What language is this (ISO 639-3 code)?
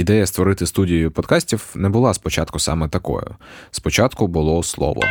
ukr